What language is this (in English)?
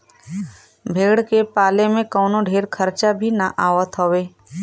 Bhojpuri